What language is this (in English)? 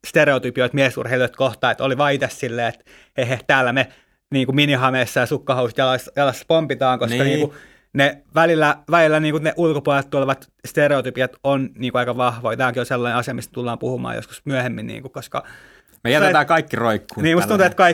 Finnish